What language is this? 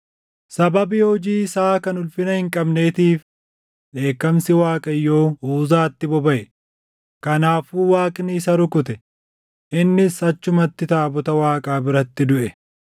Oromo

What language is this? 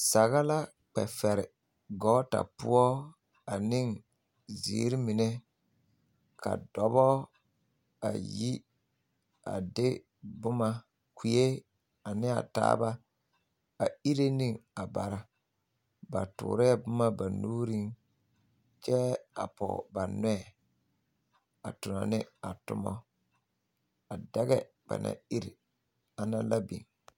Southern Dagaare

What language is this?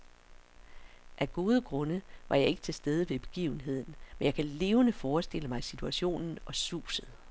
Danish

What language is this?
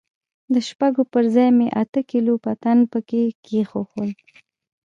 Pashto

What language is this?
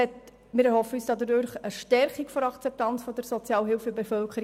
Swiss German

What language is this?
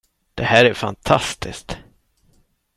Swedish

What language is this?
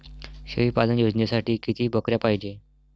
Marathi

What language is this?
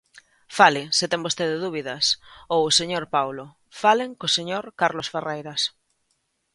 Galician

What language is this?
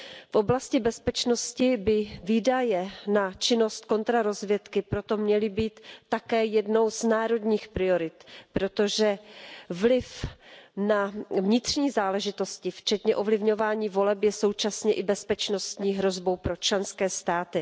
Czech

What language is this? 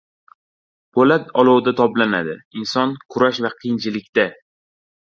Uzbek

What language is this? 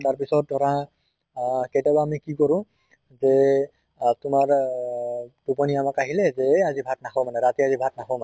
Assamese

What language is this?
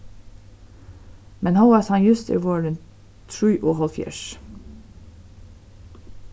Faroese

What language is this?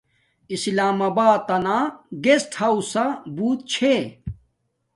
Domaaki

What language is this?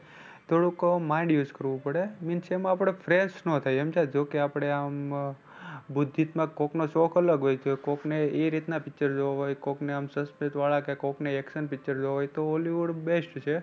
Gujarati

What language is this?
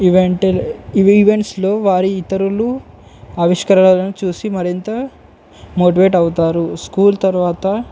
Telugu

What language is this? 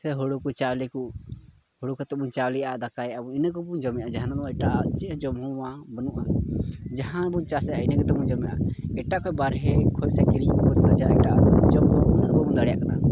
Santali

